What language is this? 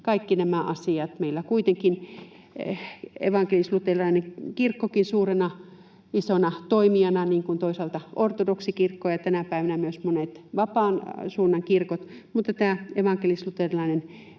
Finnish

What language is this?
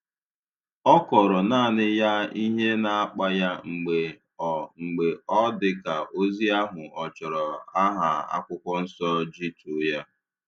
Igbo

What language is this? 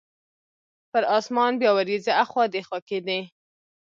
Pashto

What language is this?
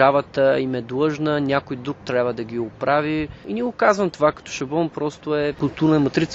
Bulgarian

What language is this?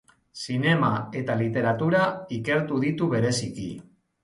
Basque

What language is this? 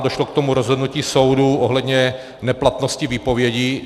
Czech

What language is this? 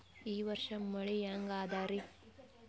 Kannada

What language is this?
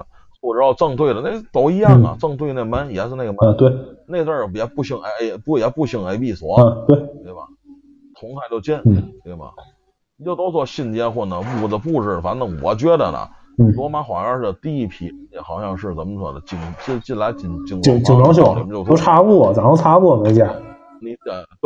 Chinese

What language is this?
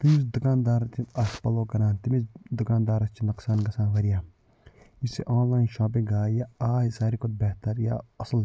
Kashmiri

